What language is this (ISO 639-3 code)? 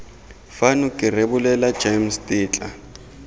tsn